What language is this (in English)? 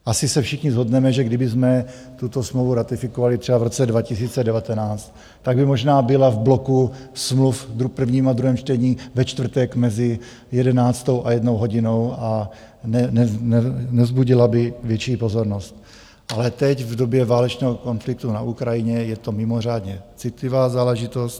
Czech